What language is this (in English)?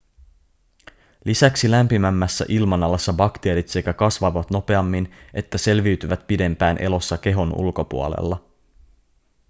Finnish